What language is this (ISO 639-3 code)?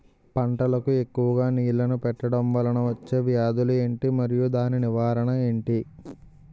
tel